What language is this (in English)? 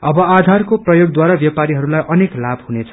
Nepali